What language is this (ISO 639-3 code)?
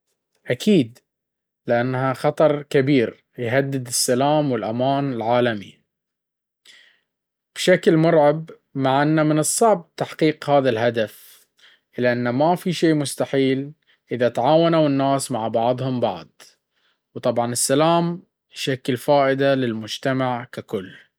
abv